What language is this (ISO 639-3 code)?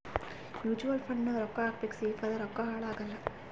kan